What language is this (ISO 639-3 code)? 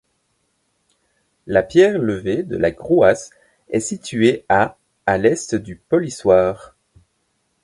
fra